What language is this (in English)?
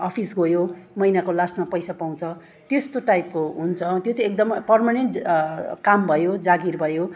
Nepali